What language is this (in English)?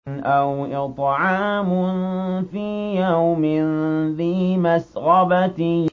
Arabic